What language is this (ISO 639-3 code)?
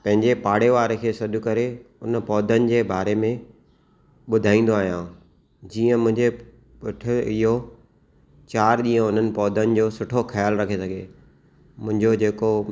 snd